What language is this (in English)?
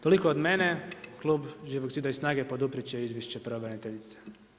Croatian